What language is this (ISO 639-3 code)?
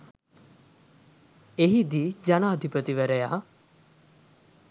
sin